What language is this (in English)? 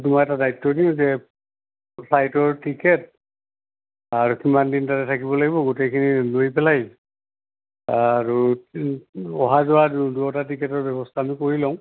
Assamese